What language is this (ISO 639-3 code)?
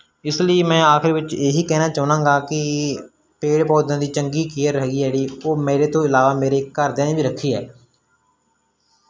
pan